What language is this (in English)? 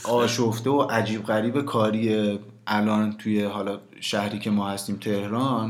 Persian